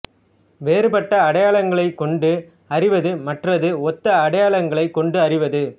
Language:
Tamil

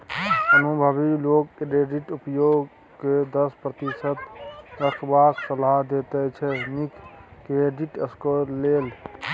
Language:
Maithili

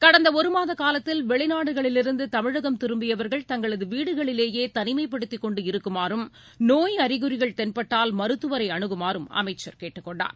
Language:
Tamil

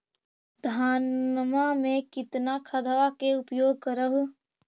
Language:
Magahi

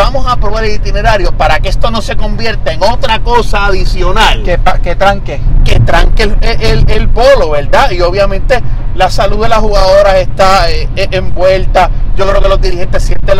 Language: Spanish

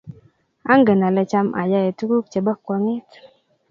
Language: Kalenjin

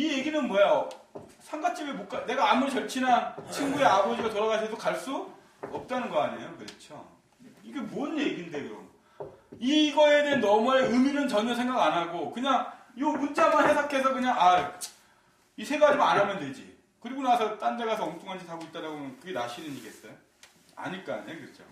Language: Korean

